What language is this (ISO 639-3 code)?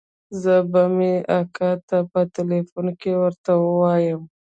pus